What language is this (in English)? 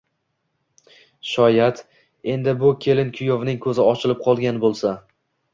Uzbek